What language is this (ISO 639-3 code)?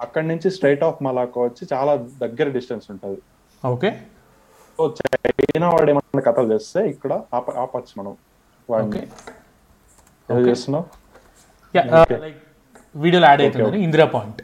tel